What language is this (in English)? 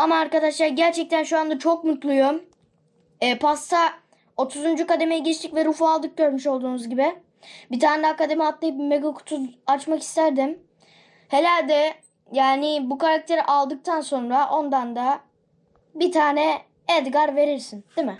Turkish